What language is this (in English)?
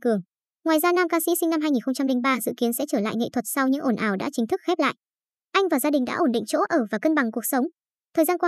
Vietnamese